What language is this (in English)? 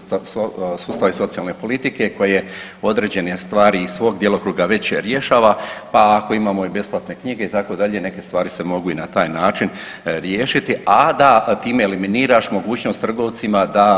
Croatian